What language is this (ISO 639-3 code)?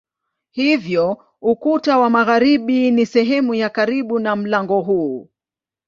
swa